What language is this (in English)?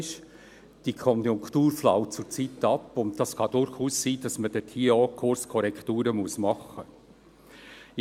Swiss German